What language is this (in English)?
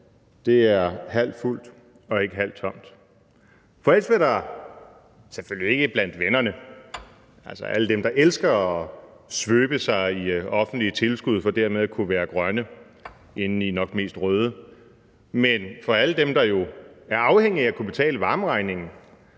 Danish